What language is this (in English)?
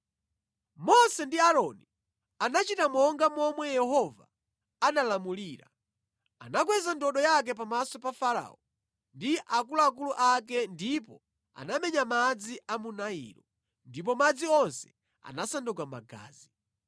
Nyanja